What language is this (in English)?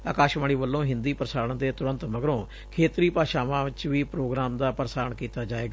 Punjabi